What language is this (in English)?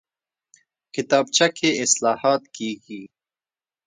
Pashto